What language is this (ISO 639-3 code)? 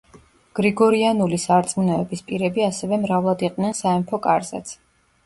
kat